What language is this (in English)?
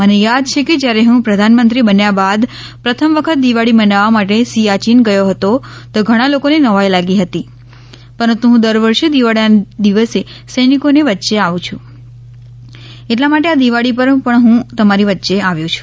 Gujarati